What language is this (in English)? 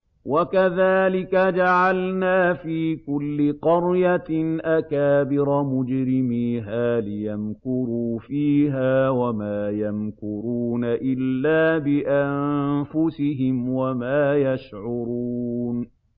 Arabic